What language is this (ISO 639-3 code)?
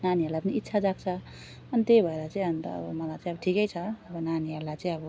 nep